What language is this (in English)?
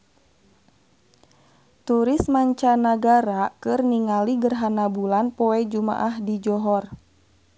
Sundanese